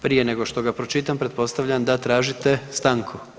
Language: Croatian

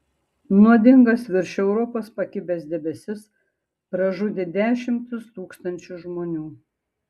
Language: Lithuanian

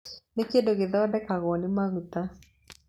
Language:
Kikuyu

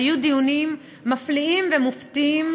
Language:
Hebrew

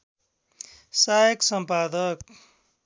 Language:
Nepali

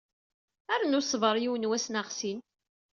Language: Kabyle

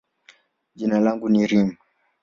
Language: Swahili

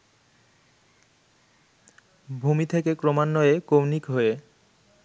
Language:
Bangla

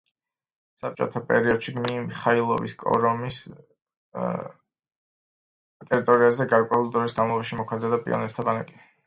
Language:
Georgian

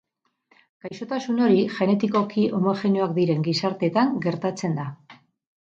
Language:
Basque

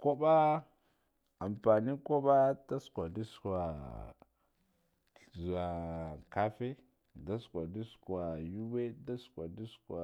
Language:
Guduf-Gava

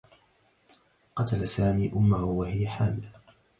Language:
Arabic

